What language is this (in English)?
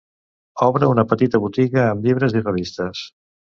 Catalan